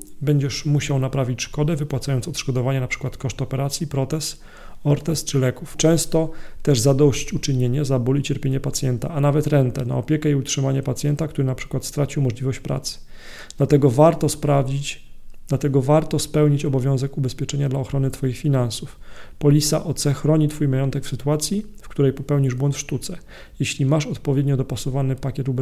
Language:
Polish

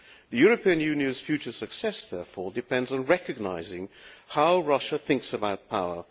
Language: English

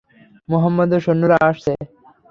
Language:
Bangla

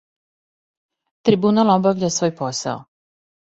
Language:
Serbian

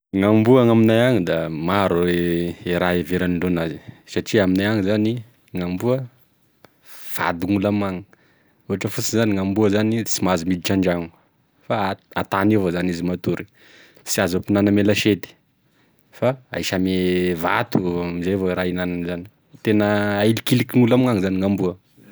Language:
Tesaka Malagasy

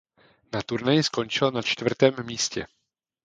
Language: Czech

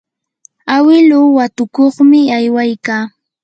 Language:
Yanahuanca Pasco Quechua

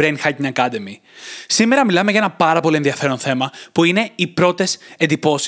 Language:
Greek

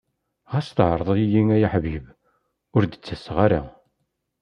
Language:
Kabyle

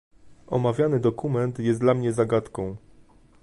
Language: Polish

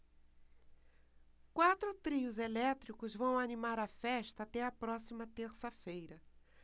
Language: Portuguese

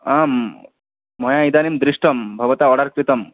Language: Sanskrit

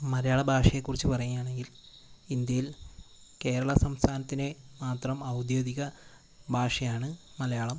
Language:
Malayalam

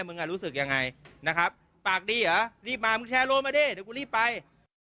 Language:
Thai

